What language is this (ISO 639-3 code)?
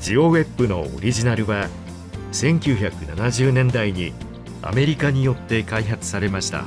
jpn